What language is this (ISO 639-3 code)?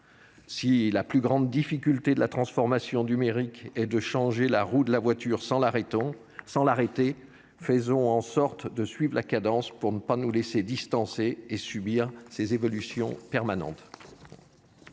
fra